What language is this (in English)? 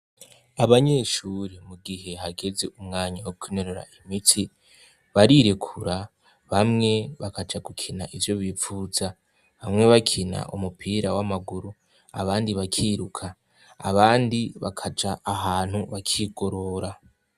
Rundi